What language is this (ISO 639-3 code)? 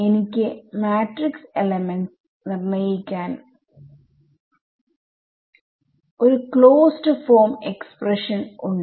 mal